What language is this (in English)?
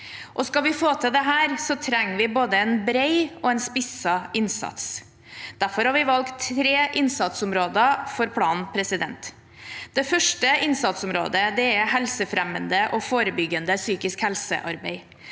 Norwegian